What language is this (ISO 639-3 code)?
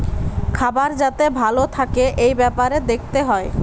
ben